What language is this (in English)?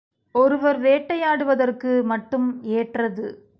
Tamil